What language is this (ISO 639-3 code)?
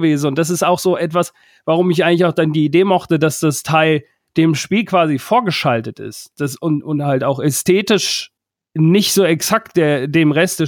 deu